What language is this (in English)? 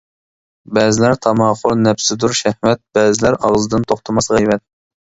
Uyghur